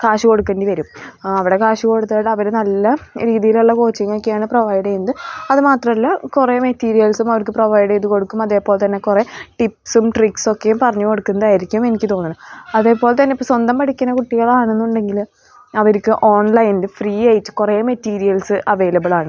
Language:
Malayalam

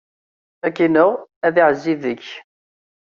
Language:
Kabyle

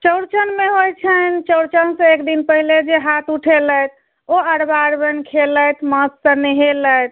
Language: Maithili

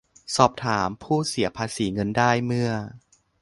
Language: Thai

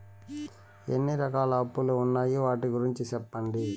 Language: Telugu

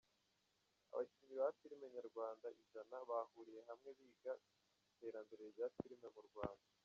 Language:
Kinyarwanda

